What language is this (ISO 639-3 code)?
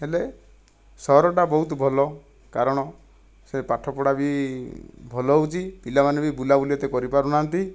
ori